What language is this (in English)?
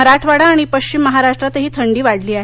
Marathi